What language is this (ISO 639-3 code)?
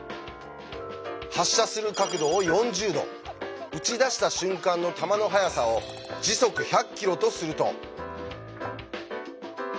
jpn